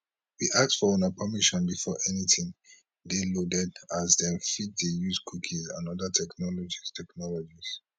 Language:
Nigerian Pidgin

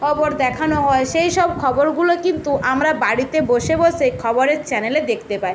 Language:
Bangla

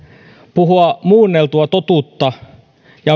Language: Finnish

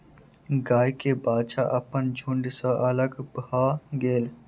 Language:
Maithili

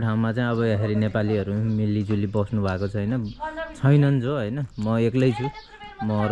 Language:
Nepali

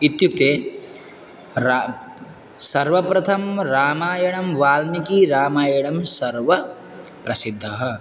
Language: Sanskrit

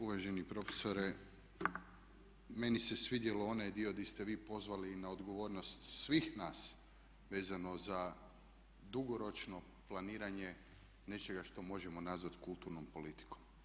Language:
Croatian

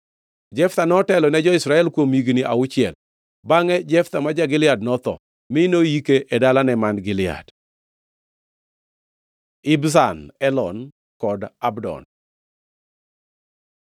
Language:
Luo (Kenya and Tanzania)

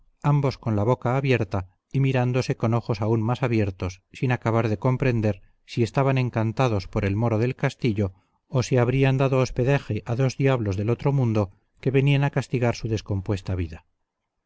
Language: Spanish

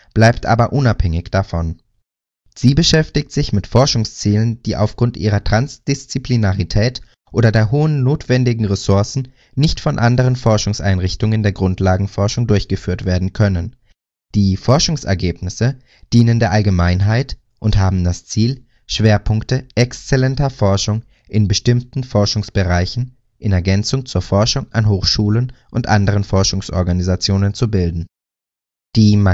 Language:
German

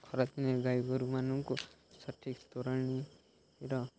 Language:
Odia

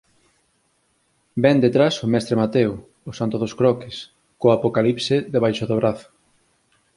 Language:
Galician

